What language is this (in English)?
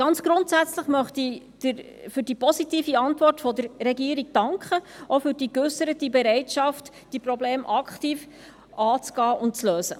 Swiss German